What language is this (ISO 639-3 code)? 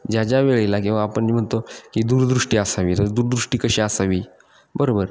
mar